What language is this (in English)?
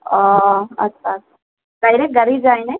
Assamese